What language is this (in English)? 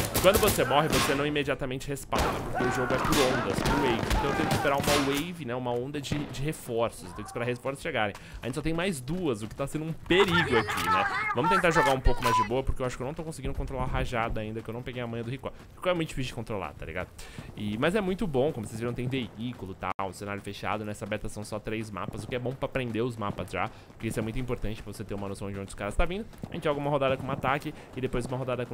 Portuguese